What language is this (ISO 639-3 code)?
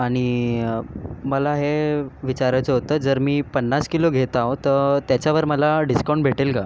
mar